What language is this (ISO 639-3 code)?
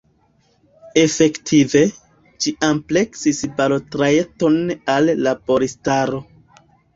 epo